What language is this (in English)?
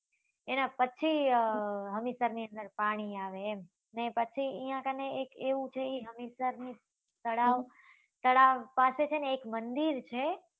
Gujarati